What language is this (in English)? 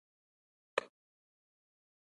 Pashto